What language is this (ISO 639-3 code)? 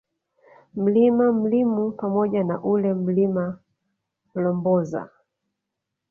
swa